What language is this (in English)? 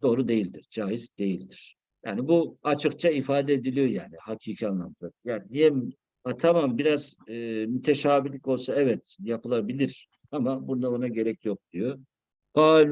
Turkish